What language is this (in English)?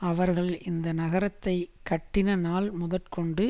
Tamil